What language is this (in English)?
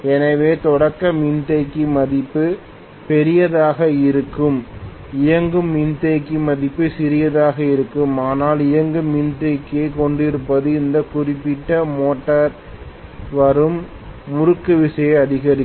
Tamil